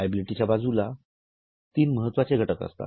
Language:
Marathi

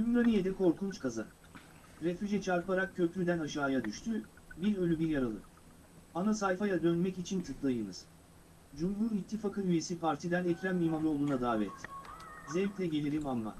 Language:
Turkish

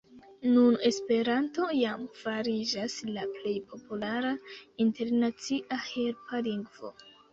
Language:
Esperanto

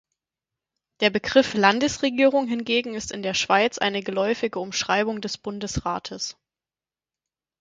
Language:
German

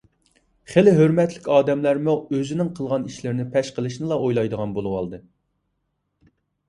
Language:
Uyghur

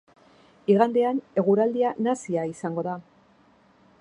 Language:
Basque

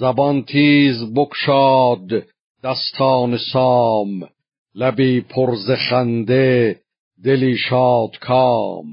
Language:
Persian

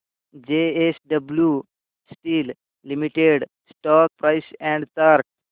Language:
Marathi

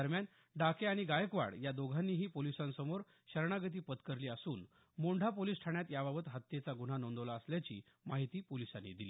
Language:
Marathi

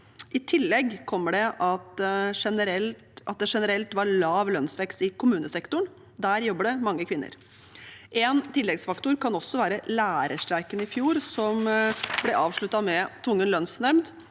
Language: Norwegian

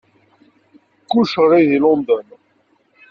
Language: Kabyle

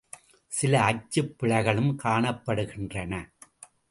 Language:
Tamil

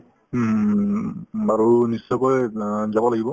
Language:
Assamese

